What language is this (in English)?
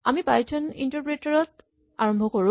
Assamese